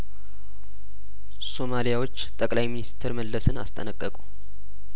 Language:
Amharic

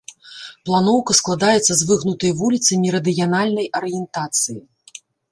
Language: Belarusian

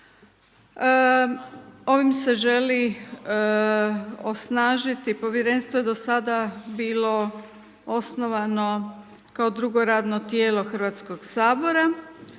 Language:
Croatian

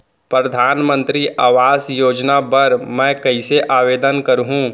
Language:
Chhattisgarhi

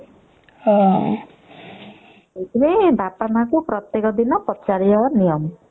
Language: Odia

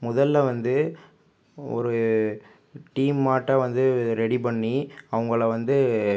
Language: Tamil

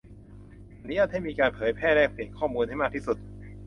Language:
Thai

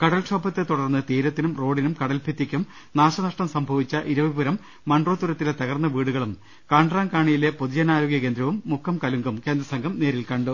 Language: Malayalam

